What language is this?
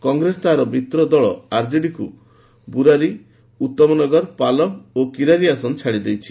Odia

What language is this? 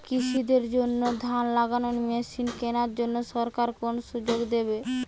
Bangla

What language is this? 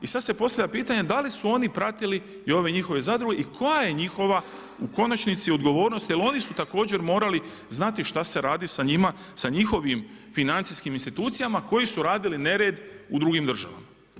Croatian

